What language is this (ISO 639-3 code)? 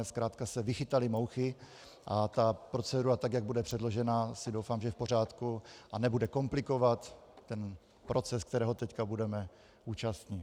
ces